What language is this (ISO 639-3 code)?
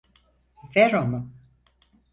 tur